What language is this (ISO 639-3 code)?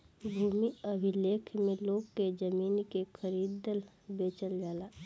bho